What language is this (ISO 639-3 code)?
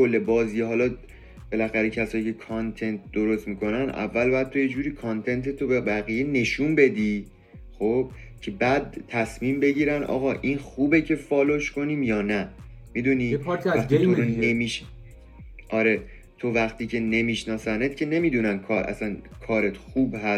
fas